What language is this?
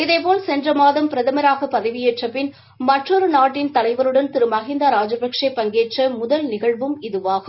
Tamil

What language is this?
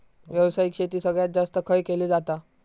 Marathi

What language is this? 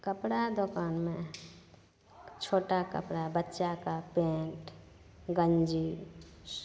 Maithili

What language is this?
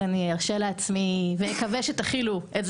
Hebrew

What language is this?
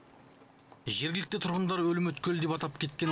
Kazakh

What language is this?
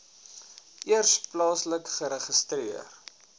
Afrikaans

